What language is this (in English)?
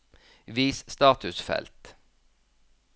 Norwegian